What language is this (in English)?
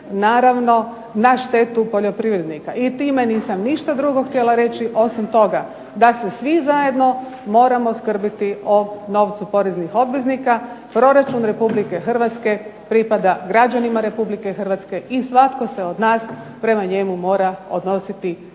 Croatian